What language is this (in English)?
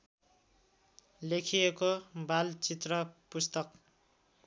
Nepali